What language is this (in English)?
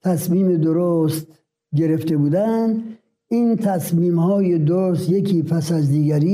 Persian